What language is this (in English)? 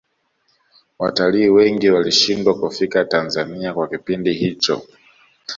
Swahili